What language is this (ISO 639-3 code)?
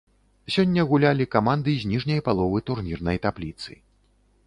bel